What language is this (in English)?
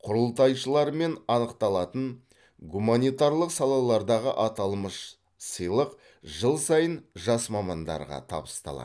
Kazakh